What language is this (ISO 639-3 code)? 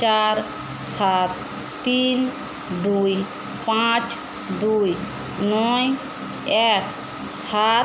ben